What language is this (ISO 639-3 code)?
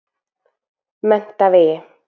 isl